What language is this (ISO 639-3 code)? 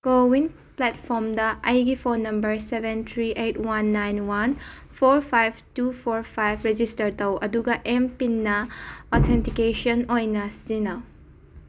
mni